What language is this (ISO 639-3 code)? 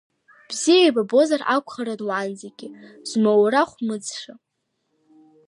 abk